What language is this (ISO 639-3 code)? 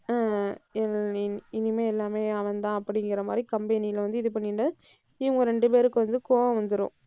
tam